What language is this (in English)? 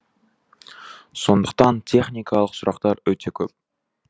Kazakh